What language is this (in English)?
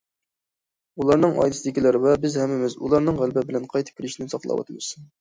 Uyghur